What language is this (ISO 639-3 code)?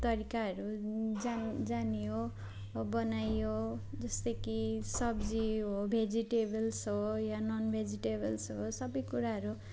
nep